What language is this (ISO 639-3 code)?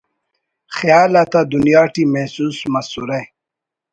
brh